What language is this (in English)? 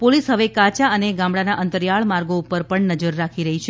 Gujarati